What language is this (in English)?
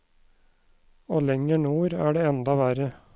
Norwegian